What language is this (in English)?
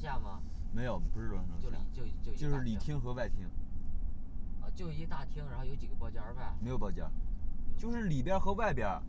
Chinese